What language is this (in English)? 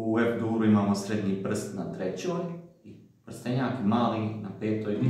Romanian